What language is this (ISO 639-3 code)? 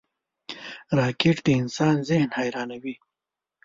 pus